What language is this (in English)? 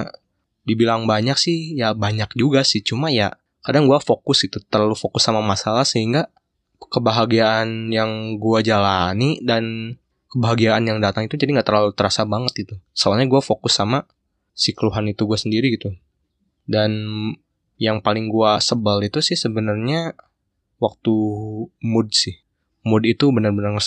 Indonesian